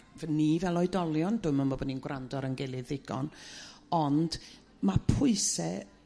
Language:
Welsh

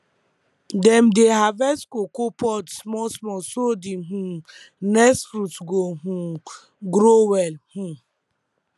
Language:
Nigerian Pidgin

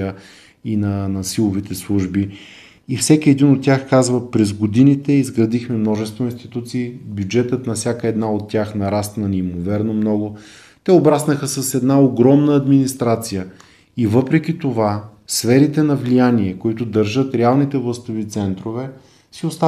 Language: Bulgarian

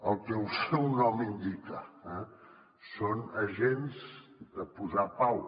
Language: Catalan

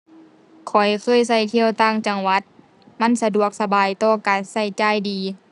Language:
Thai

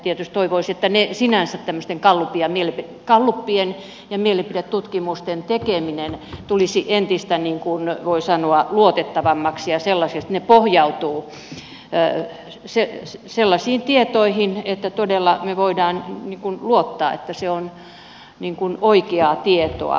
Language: Finnish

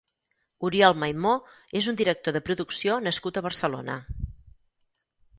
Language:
Catalan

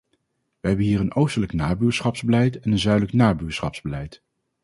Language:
Dutch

